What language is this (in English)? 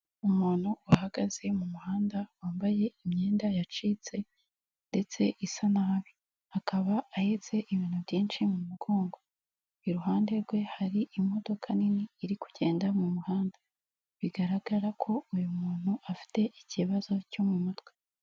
Kinyarwanda